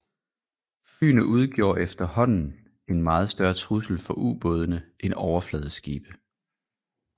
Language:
Danish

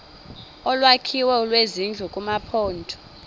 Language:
Xhosa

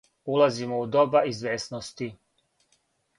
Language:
Serbian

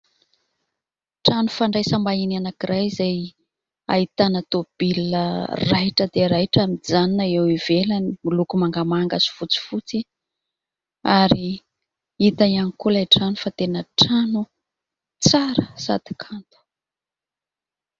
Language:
Malagasy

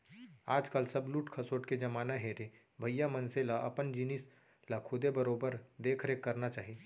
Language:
Chhattisgarhi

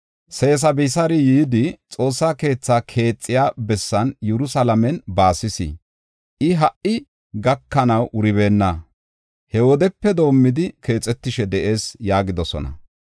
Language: Gofa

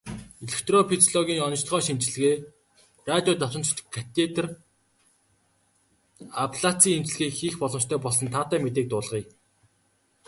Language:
Mongolian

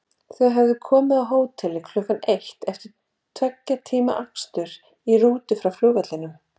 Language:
Icelandic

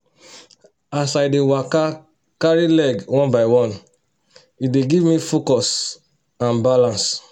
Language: Nigerian Pidgin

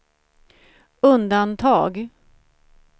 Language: Swedish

